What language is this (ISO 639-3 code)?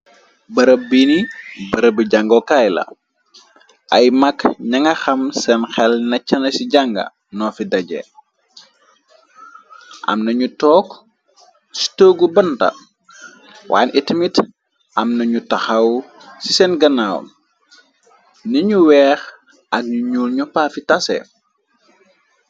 wol